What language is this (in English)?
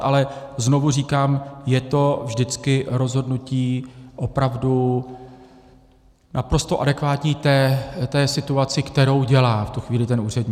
Czech